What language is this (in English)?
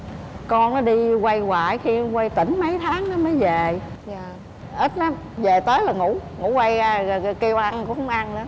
Vietnamese